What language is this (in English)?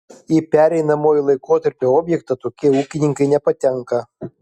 Lithuanian